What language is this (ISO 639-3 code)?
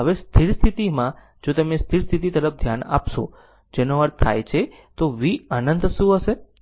guj